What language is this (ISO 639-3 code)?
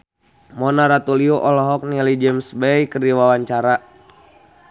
sun